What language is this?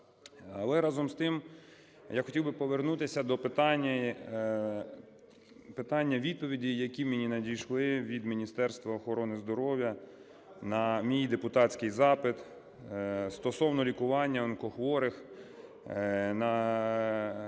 Ukrainian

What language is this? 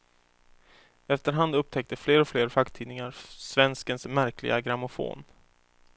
Swedish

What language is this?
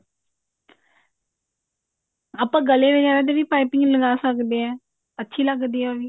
Punjabi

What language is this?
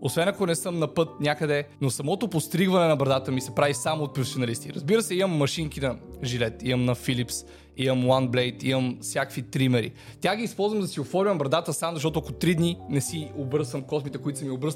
Bulgarian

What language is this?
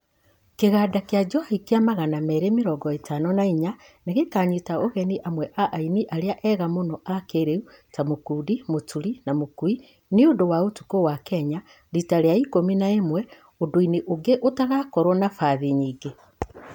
Kikuyu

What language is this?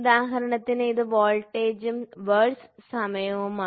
Malayalam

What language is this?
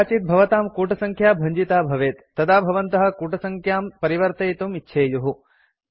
Sanskrit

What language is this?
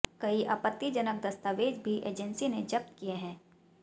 Hindi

